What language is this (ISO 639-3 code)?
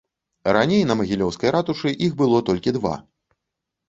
bel